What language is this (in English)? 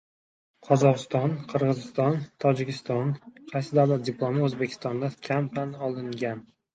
Uzbek